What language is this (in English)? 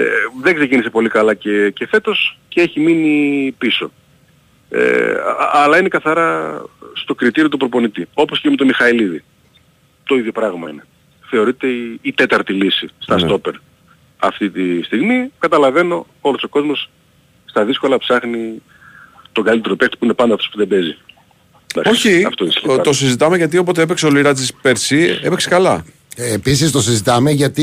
Greek